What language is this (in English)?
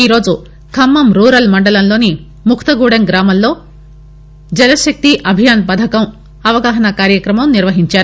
Telugu